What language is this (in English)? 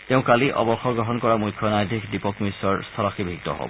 Assamese